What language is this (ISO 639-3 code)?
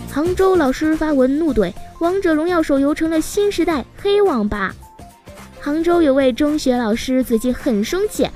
zho